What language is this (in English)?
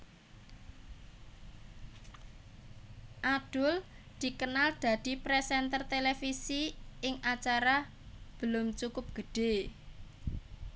Javanese